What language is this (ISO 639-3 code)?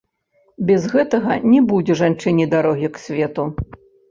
bel